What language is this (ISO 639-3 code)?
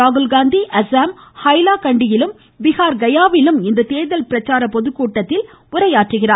tam